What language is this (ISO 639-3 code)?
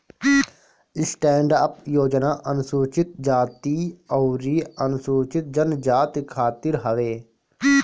bho